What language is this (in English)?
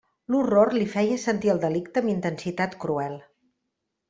Catalan